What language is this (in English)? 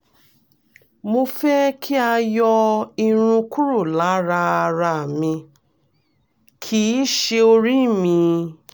Yoruba